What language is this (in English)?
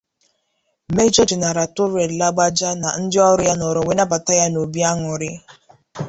Igbo